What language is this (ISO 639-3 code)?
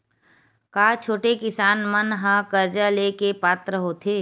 hne